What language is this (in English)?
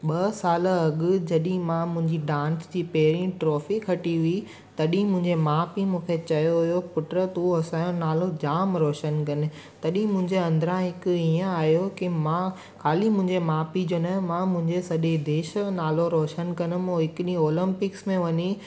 Sindhi